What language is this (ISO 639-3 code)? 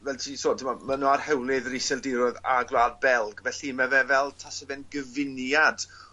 cym